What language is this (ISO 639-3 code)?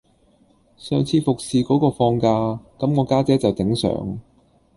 yue